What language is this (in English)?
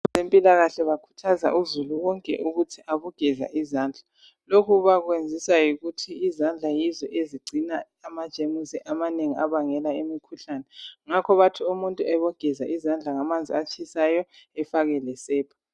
North Ndebele